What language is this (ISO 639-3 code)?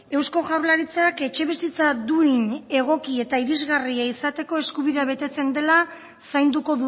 eus